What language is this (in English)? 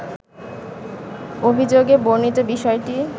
Bangla